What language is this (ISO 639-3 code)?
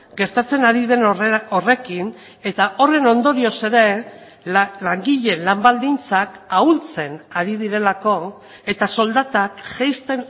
eus